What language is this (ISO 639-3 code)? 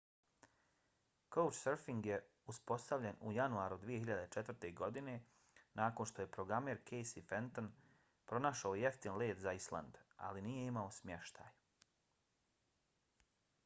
bos